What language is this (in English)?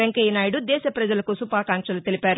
Telugu